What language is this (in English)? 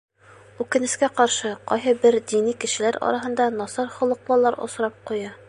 Bashkir